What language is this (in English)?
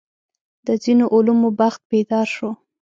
Pashto